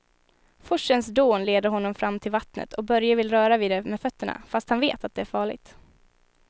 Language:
Swedish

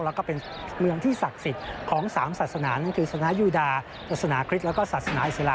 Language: Thai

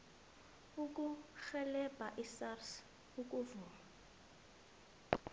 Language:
South Ndebele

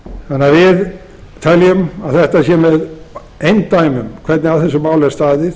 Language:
Icelandic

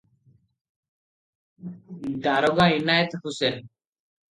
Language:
Odia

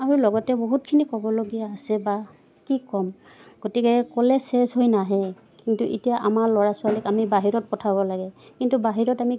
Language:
Assamese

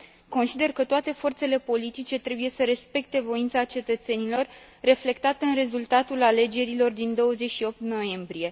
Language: Romanian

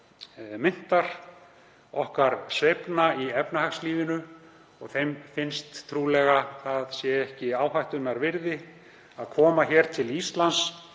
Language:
Icelandic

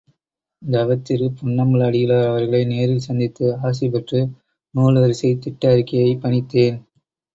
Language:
Tamil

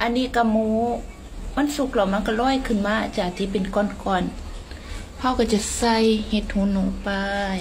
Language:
Thai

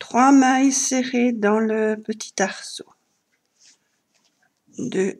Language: French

